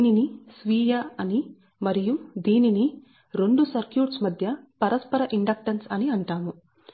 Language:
Telugu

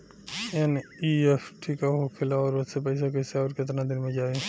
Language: Bhojpuri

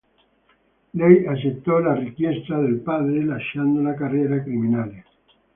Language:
Italian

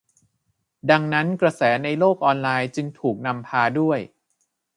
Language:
Thai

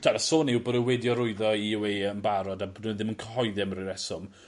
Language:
Welsh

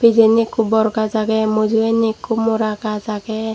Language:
Chakma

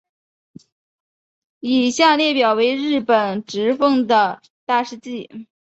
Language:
Chinese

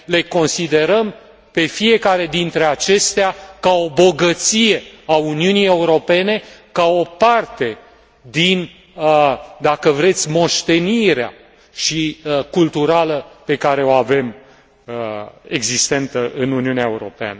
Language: Romanian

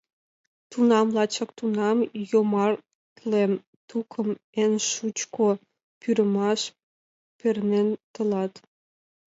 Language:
Mari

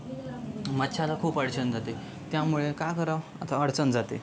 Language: Marathi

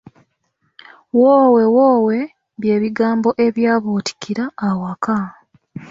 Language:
Ganda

